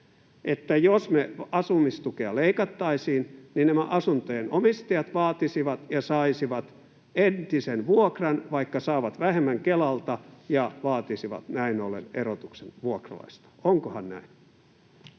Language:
Finnish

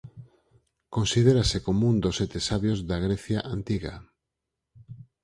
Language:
Galician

